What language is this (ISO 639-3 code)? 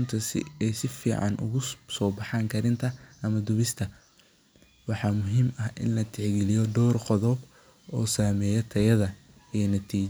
som